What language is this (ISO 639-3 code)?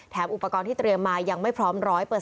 tha